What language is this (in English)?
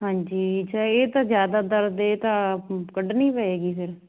Punjabi